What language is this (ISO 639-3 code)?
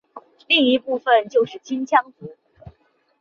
zho